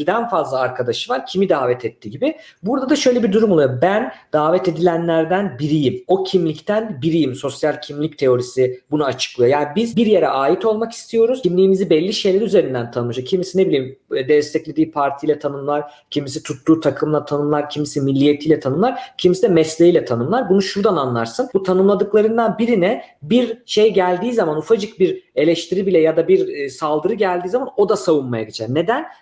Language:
Turkish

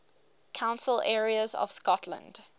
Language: English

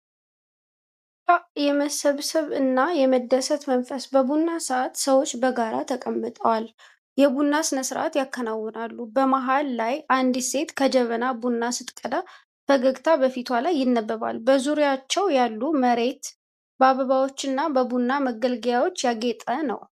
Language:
Amharic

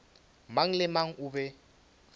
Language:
Northern Sotho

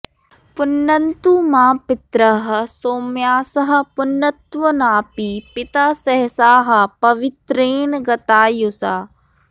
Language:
Sanskrit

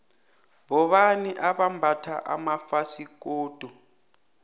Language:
South Ndebele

